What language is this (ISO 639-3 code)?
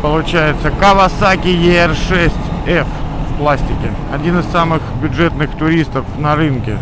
rus